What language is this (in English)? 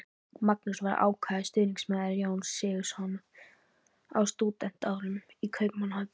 Icelandic